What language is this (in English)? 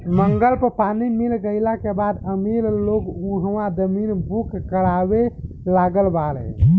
Bhojpuri